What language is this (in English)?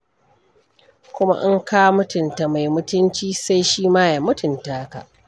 Hausa